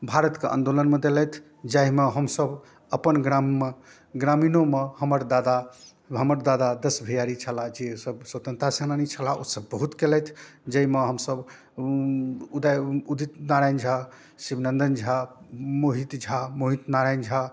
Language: Maithili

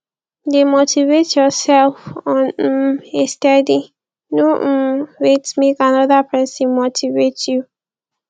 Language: Nigerian Pidgin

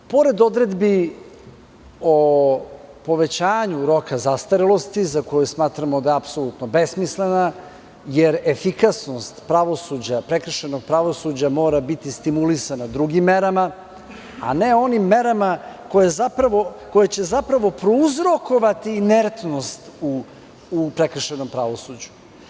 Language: Serbian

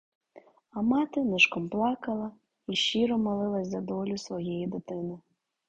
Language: Ukrainian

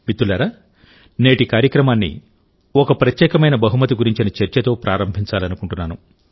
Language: Telugu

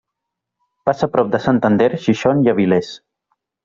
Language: Catalan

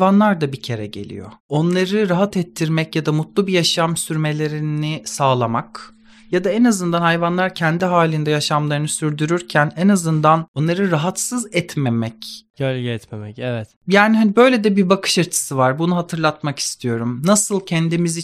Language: Turkish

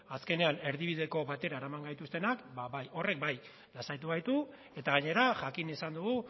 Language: Basque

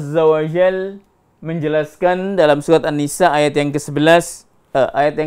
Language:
Indonesian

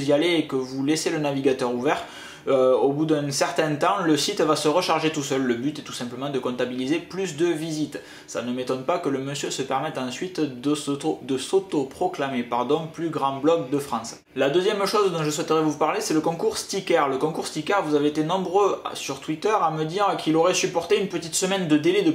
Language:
French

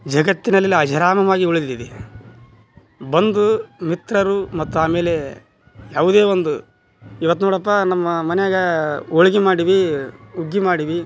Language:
Kannada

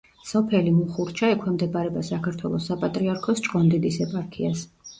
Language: Georgian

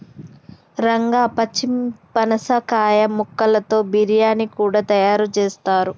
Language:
Telugu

